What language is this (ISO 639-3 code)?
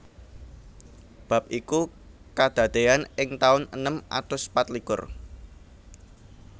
jav